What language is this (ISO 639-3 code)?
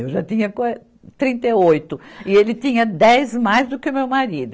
por